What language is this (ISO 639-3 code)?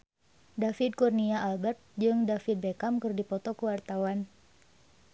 sun